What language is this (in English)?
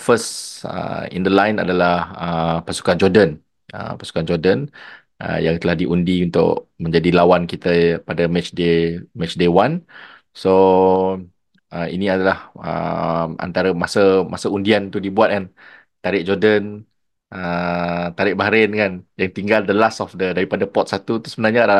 Malay